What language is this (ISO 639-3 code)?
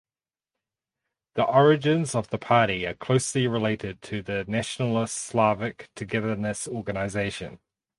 eng